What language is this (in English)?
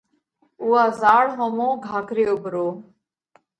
Parkari Koli